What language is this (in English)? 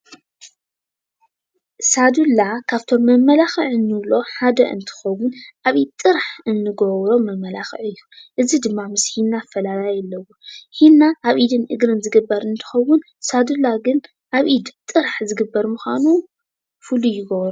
Tigrinya